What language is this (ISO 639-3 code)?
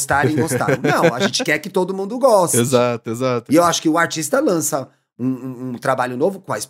por